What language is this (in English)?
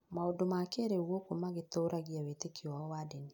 Kikuyu